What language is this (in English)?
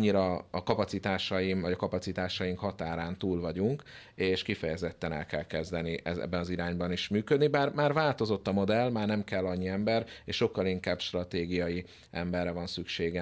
Hungarian